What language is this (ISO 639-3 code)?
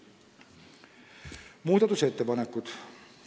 est